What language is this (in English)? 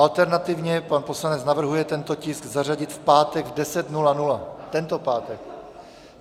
Czech